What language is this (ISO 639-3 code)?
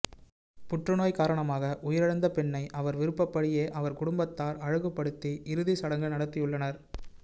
tam